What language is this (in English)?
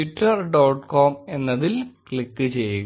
Malayalam